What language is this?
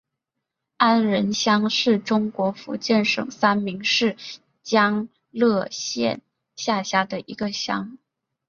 Chinese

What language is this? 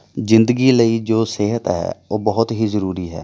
Punjabi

